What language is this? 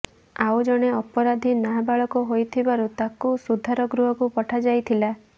Odia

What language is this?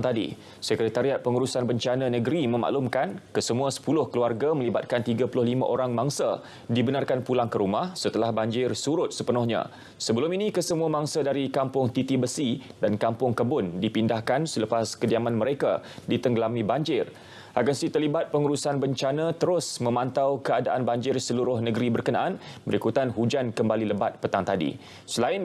Malay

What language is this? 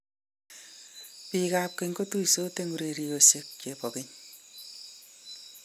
Kalenjin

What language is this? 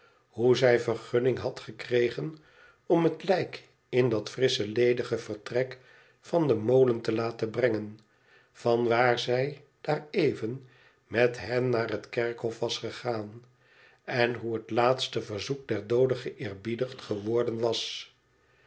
Dutch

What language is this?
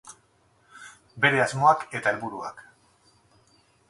Basque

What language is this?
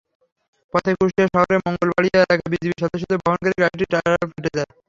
Bangla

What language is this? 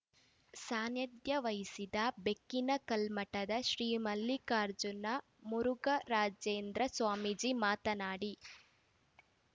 Kannada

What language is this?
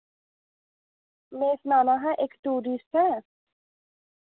Dogri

